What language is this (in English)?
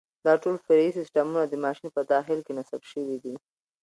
Pashto